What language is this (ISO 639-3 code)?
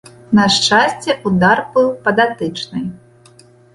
bel